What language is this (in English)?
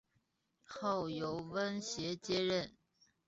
Chinese